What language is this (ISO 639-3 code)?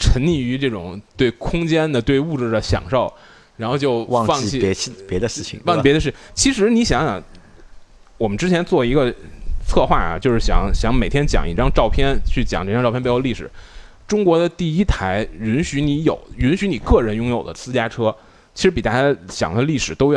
zho